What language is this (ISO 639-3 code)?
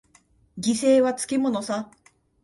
jpn